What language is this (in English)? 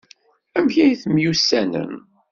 Kabyle